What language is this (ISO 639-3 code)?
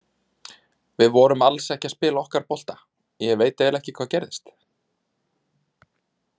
isl